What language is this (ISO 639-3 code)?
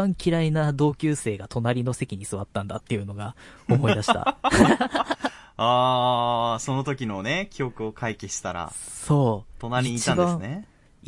jpn